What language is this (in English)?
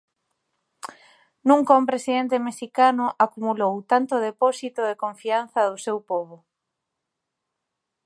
Galician